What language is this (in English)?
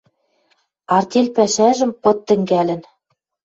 Western Mari